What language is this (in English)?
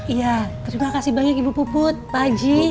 Indonesian